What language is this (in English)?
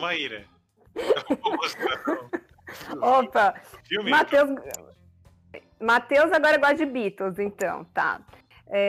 Portuguese